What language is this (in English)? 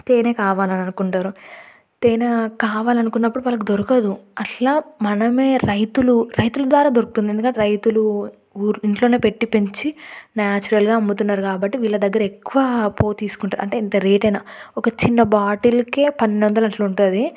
Telugu